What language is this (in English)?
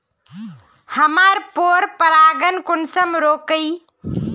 Magahi